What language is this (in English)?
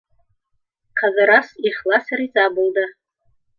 Bashkir